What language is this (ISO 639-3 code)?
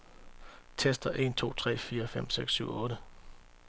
dan